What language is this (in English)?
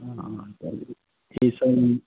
Maithili